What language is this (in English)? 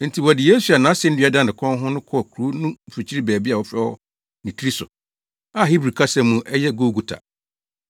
Akan